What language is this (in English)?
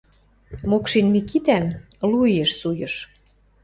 Western Mari